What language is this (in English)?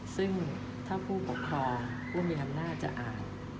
Thai